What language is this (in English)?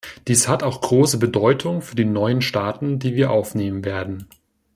German